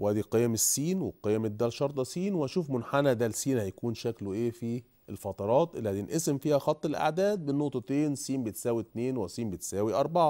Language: Arabic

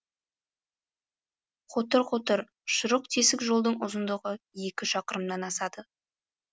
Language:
Kazakh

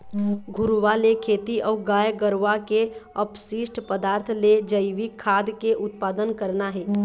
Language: Chhattisgarhi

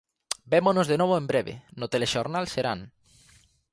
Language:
Galician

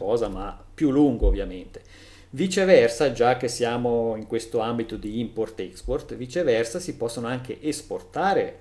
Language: Italian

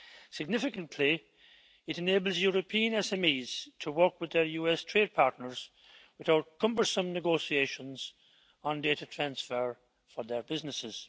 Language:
English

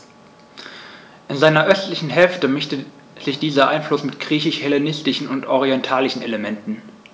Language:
German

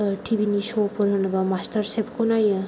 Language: Bodo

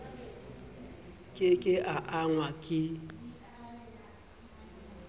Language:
Southern Sotho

